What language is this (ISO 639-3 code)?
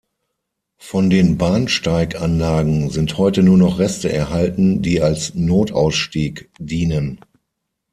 deu